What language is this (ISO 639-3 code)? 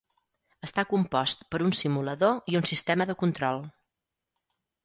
cat